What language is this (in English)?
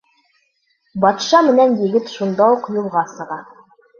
Bashkir